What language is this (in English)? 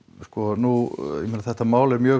Icelandic